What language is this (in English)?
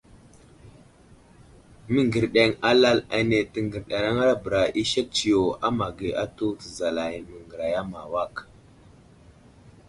Wuzlam